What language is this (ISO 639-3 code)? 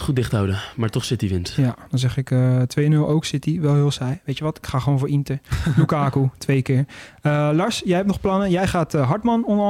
nld